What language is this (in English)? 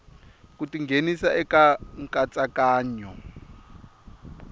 Tsonga